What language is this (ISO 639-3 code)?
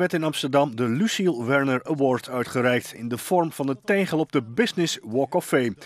nld